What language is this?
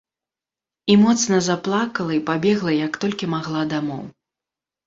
Belarusian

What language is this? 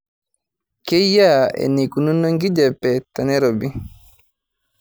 Masai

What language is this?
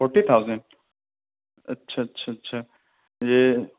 Urdu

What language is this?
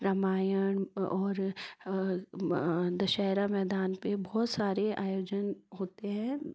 Hindi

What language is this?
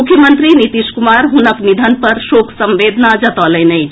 Maithili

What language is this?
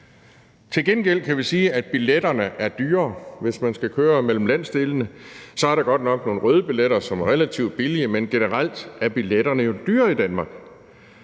Danish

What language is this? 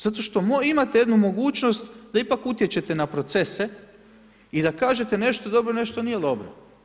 Croatian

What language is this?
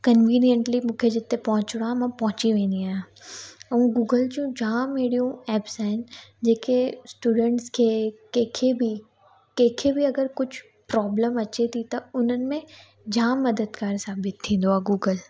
Sindhi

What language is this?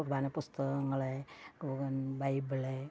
Malayalam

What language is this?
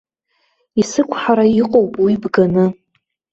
Abkhazian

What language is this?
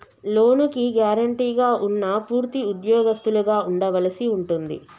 Telugu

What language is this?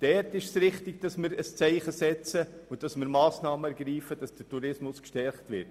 Swiss German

